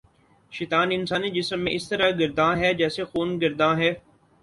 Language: Urdu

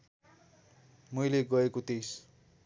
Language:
Nepali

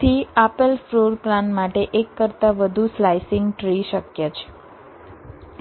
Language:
Gujarati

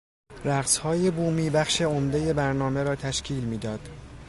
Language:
Persian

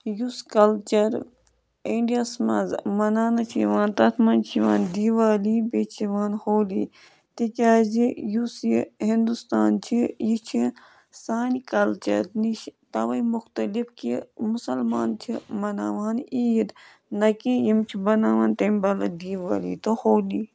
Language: Kashmiri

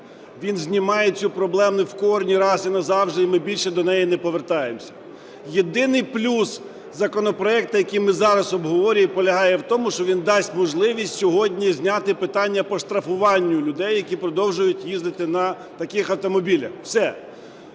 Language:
Ukrainian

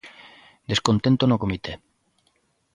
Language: Galician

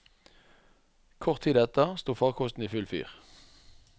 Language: Norwegian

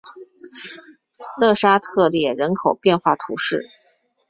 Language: Chinese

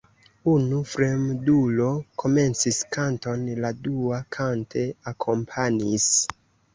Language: Esperanto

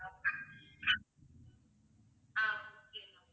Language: Tamil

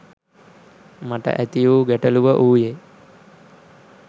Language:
Sinhala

